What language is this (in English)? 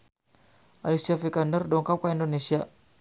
Sundanese